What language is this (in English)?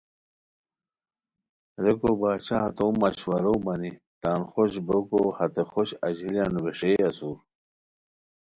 Khowar